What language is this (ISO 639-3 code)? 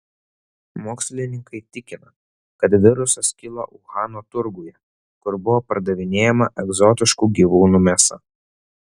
lit